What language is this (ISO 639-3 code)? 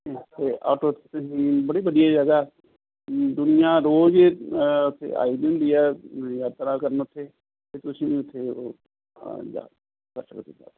pan